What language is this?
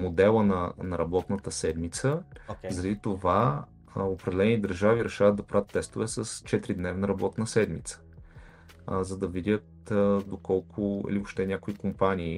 Bulgarian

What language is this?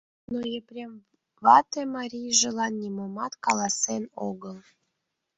Mari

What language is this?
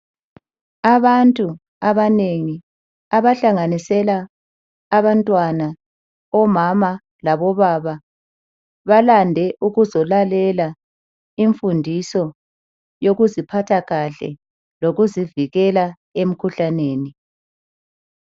North Ndebele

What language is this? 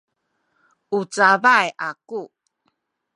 Sakizaya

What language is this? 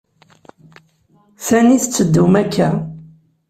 Kabyle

